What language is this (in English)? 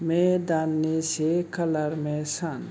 Bodo